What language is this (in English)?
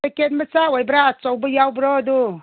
Manipuri